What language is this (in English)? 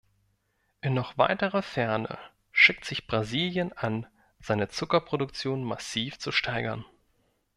German